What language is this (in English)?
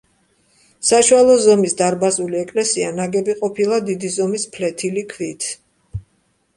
Georgian